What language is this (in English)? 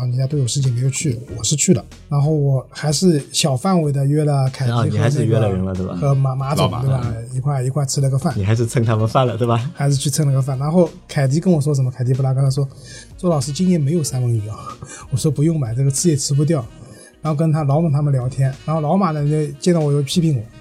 Chinese